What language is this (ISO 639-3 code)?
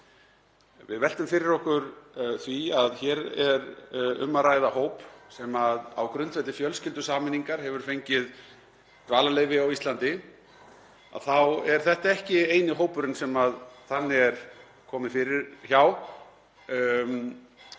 isl